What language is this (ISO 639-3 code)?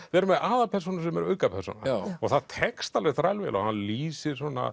isl